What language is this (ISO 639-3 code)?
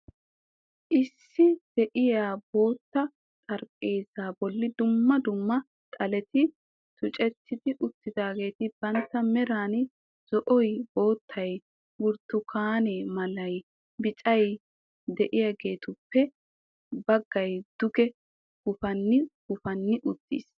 wal